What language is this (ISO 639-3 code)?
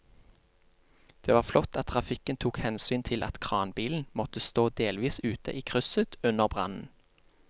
nor